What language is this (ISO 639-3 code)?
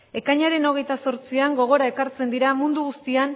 eus